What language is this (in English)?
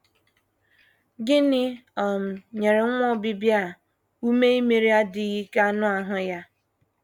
Igbo